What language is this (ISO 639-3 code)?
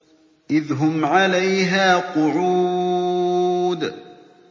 ara